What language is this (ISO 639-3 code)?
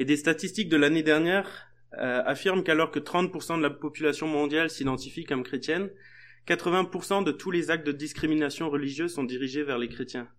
fra